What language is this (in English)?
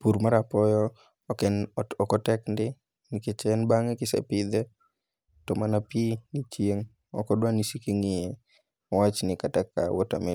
Luo (Kenya and Tanzania)